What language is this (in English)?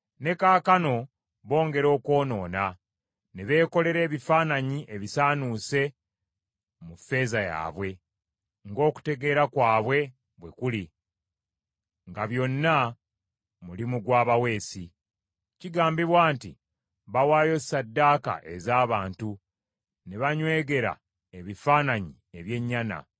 Ganda